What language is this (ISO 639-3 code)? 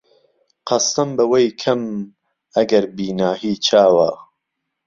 ckb